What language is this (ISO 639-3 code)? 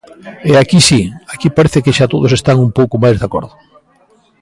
glg